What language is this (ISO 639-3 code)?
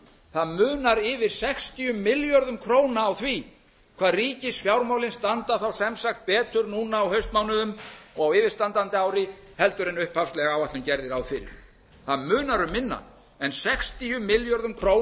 isl